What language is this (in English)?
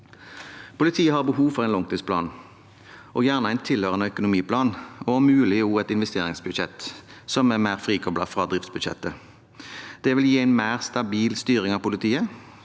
Norwegian